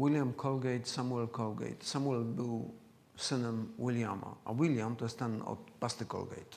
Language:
Polish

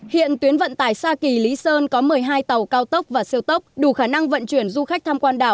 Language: Vietnamese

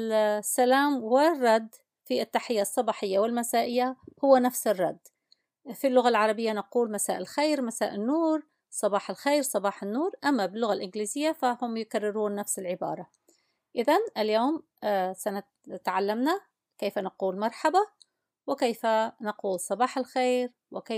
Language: Arabic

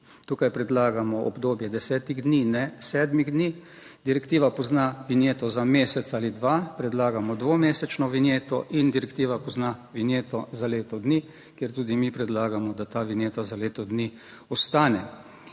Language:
Slovenian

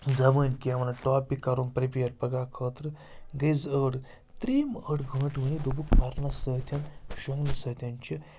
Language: Kashmiri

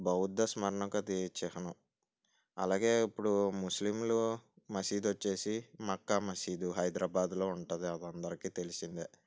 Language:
Telugu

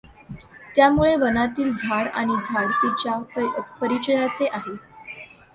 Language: Marathi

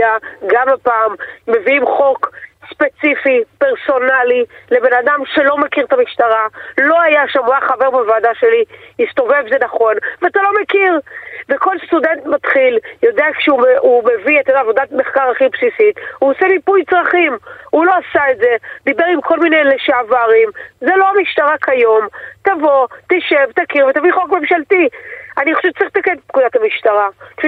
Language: Hebrew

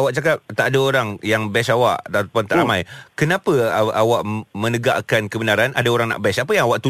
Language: Malay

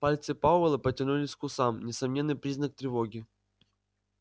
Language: Russian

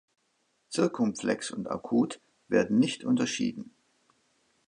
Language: German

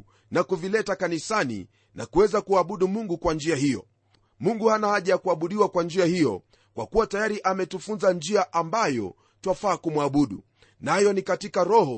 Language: Swahili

